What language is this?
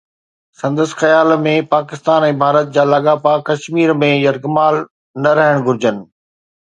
Sindhi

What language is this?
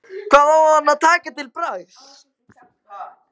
Icelandic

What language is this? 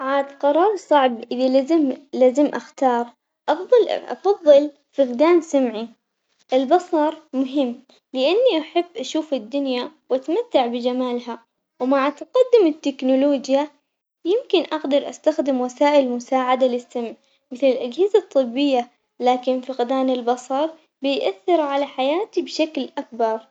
Omani Arabic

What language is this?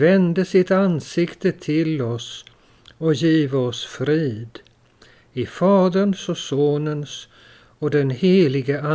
Swedish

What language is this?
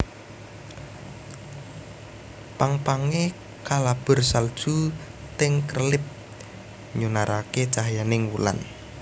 Javanese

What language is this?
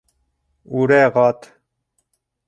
Bashkir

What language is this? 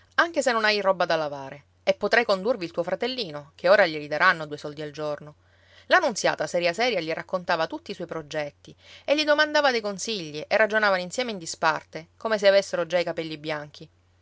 Italian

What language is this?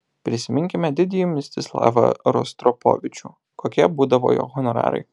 Lithuanian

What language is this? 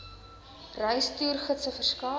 Afrikaans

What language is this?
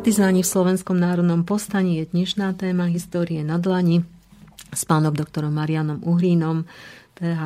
Slovak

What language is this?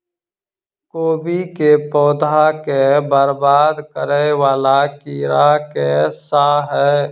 Maithili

